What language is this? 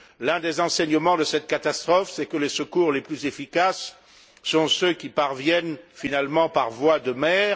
French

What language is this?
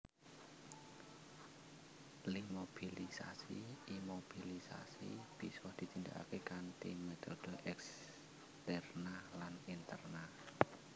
Javanese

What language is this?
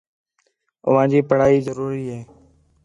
Khetrani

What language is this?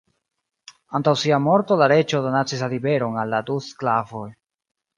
Esperanto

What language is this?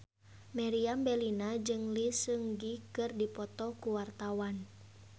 Sundanese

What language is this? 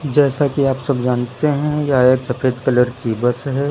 Hindi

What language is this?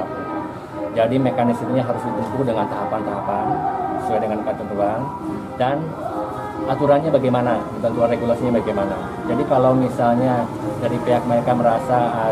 Indonesian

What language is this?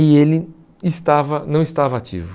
Portuguese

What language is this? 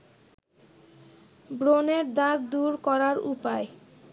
Bangla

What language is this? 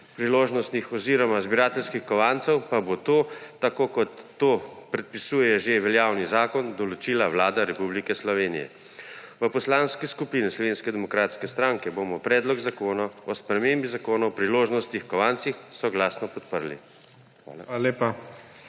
Slovenian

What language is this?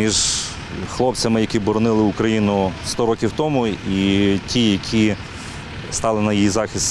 Ukrainian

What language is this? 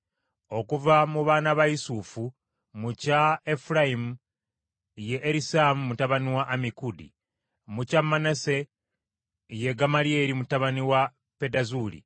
Ganda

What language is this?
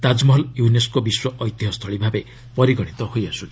Odia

